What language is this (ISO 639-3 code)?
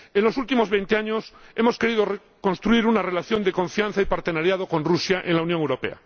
spa